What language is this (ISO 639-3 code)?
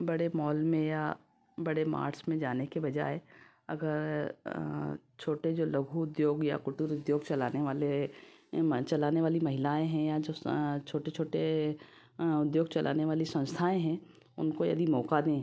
hin